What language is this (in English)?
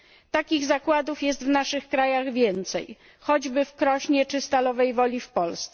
Polish